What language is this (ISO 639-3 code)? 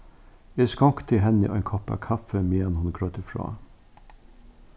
fao